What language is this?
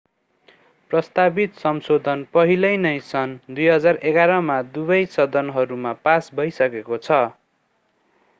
Nepali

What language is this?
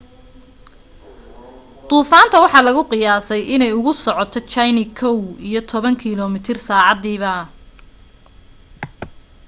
Somali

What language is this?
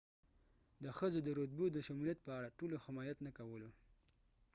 Pashto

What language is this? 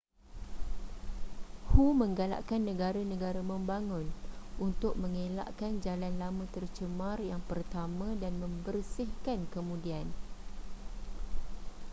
Malay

